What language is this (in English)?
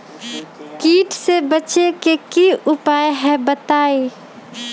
Magahi